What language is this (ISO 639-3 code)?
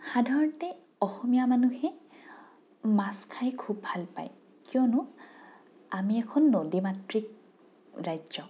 asm